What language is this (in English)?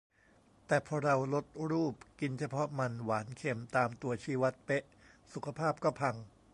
Thai